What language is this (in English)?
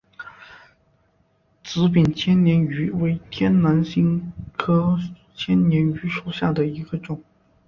Chinese